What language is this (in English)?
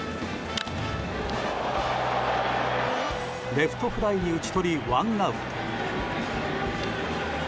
Japanese